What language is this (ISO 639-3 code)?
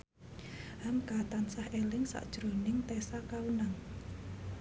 jav